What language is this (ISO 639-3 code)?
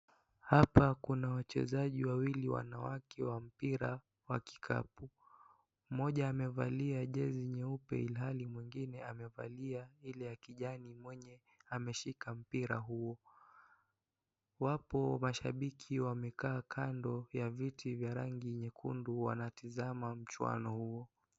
swa